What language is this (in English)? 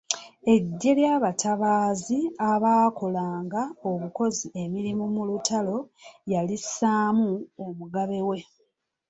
Ganda